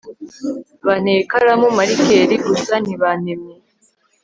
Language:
Kinyarwanda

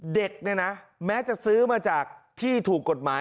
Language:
Thai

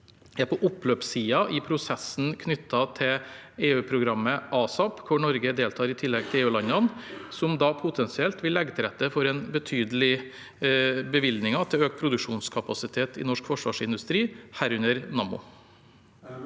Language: Norwegian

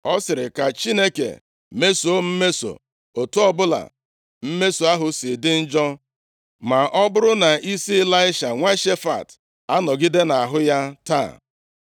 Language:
Igbo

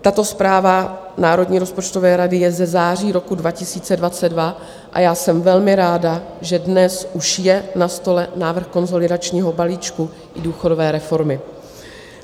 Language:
Czech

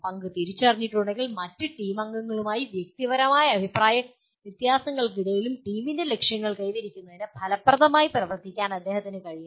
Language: Malayalam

